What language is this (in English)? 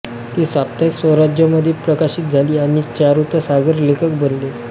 Marathi